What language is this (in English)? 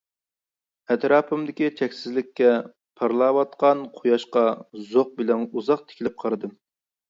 Uyghur